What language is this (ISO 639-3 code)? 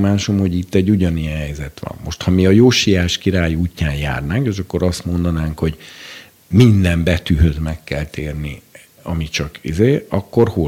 hun